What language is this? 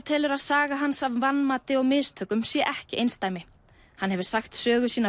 Icelandic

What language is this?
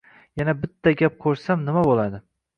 Uzbek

